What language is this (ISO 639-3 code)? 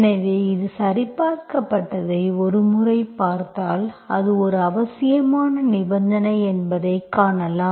tam